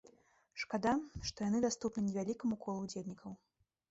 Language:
Belarusian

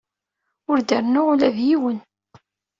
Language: Kabyle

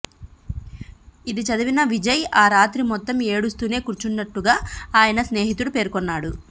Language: Telugu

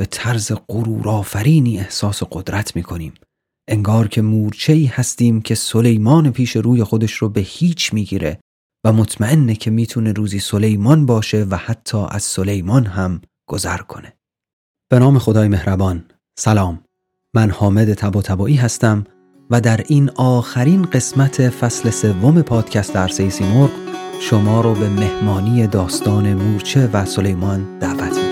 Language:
Persian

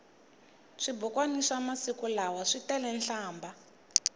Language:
Tsonga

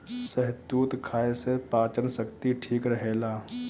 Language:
Bhojpuri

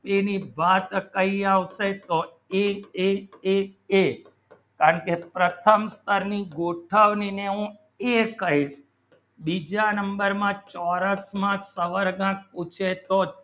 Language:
Gujarati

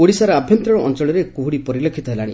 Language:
Odia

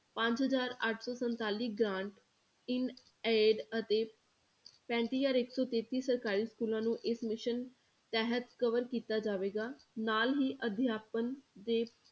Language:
Punjabi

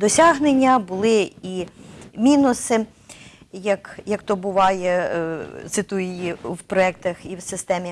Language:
Ukrainian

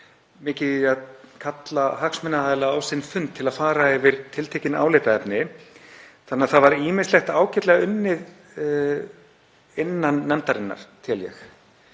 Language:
Icelandic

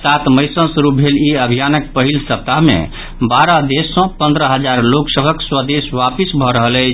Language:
Maithili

